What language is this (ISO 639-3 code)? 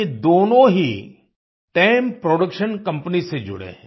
hin